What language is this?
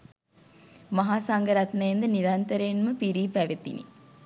Sinhala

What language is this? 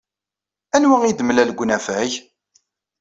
Kabyle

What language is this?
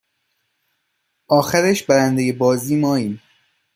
Persian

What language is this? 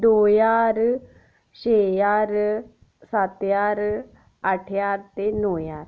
Dogri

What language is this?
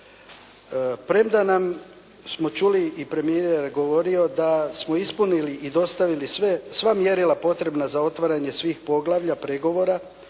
Croatian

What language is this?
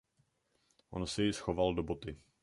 Czech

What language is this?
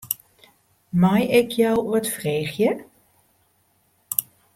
Western Frisian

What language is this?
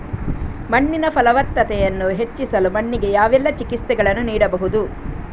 Kannada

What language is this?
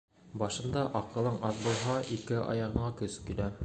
Bashkir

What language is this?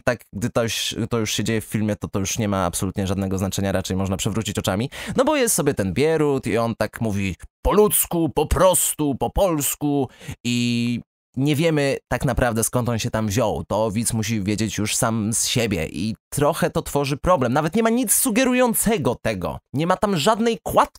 Polish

